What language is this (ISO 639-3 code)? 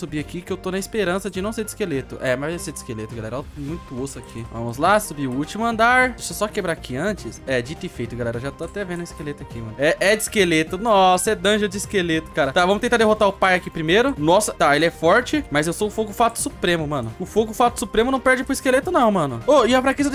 por